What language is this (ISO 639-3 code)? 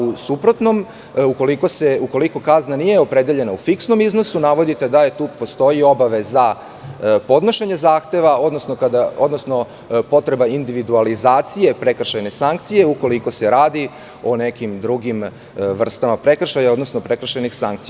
srp